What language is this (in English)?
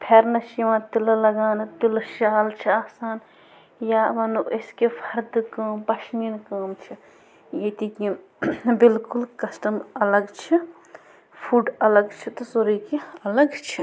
Kashmiri